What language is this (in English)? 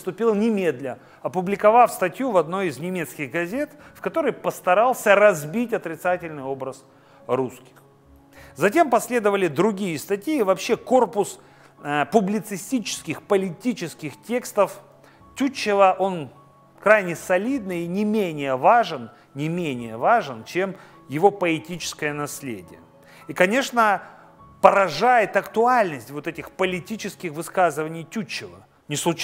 Russian